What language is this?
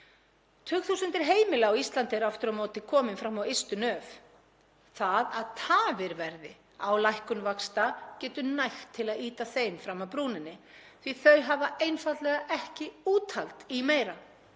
Icelandic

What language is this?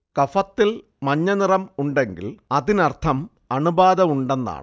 Malayalam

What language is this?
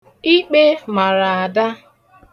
Igbo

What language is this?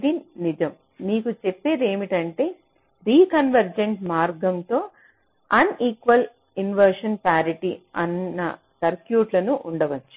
Telugu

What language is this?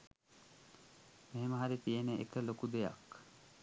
Sinhala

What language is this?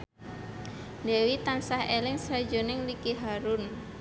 Javanese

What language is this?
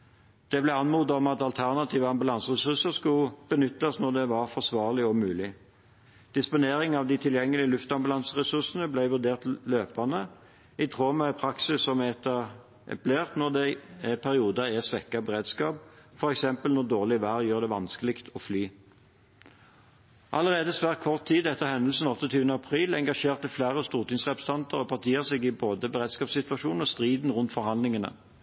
Norwegian Bokmål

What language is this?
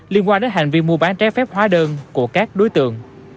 Vietnamese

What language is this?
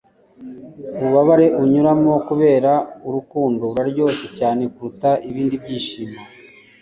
Kinyarwanda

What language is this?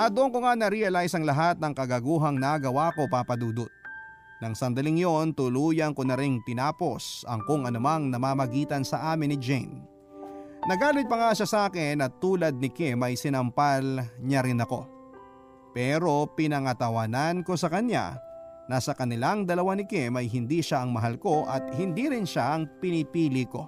Filipino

